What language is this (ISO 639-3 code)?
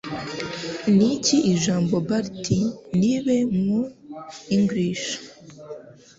kin